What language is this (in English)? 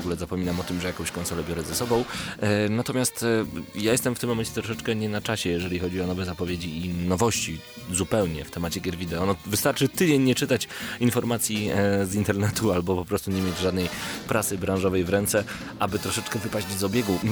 Polish